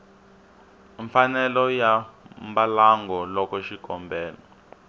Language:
Tsonga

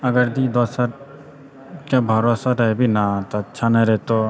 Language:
Maithili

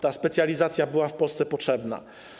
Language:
Polish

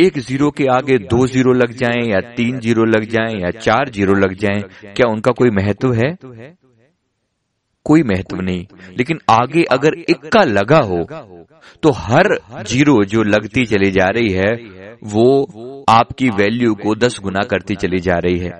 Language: Hindi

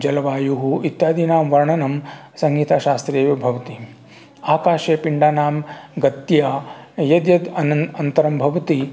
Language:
Sanskrit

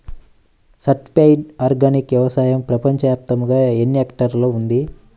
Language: Telugu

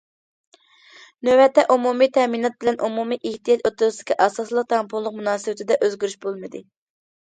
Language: Uyghur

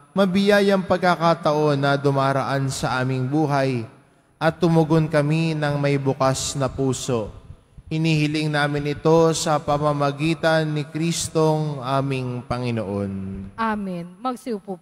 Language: Filipino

